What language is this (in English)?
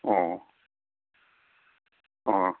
Manipuri